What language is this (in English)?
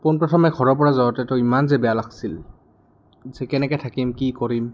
Assamese